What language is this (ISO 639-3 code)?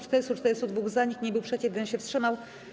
pol